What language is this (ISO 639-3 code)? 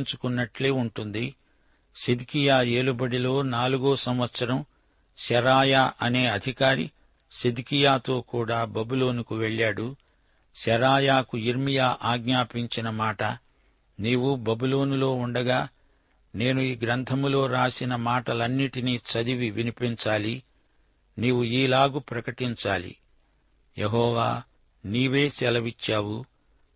tel